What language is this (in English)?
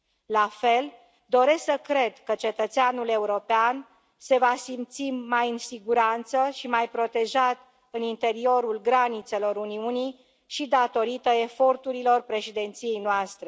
Romanian